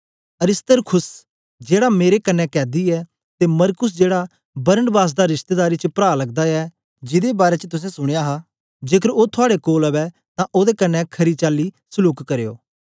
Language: Dogri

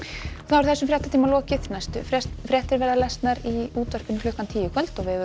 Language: Icelandic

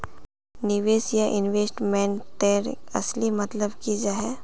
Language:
Magahi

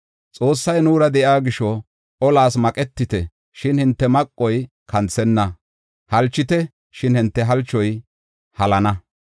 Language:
Gofa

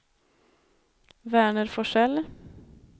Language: Swedish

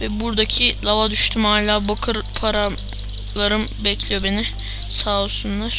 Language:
Turkish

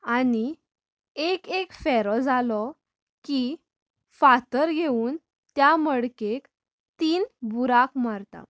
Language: Konkani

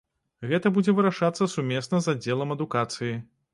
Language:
Belarusian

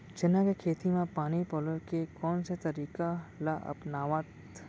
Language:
Chhattisgarhi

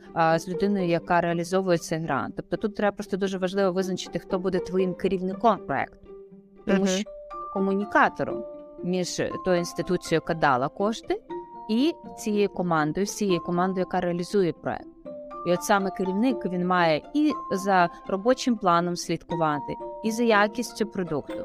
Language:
Ukrainian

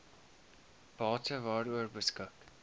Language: Afrikaans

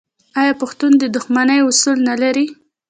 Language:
Pashto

